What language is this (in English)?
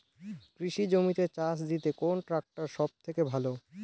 Bangla